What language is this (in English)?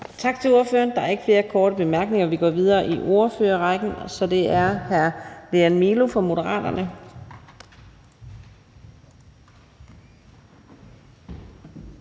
Danish